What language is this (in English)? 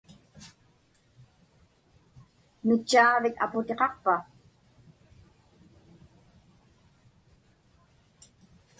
Inupiaq